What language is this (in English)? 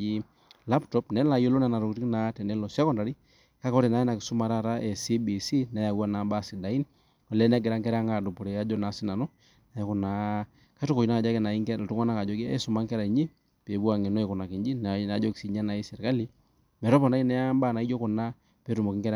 Masai